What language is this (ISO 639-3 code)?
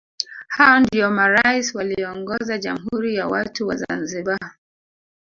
swa